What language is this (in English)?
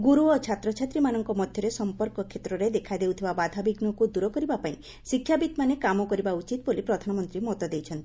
Odia